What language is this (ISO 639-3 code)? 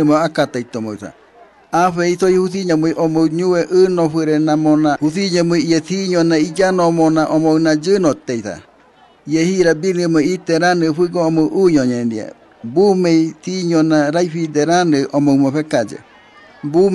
ron